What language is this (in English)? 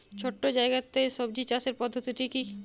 Bangla